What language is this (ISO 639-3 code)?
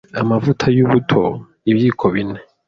kin